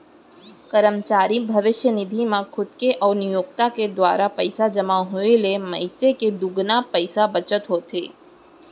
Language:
Chhattisgarhi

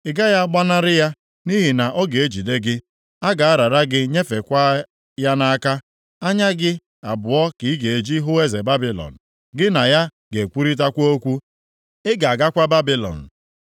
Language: Igbo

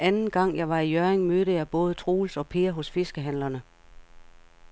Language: Danish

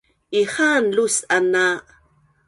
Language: Bunun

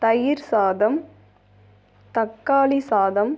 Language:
Tamil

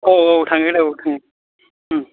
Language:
Bodo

